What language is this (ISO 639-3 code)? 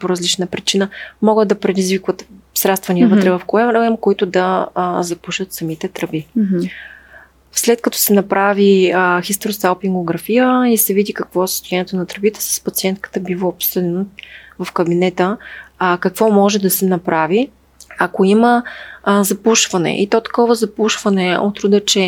bul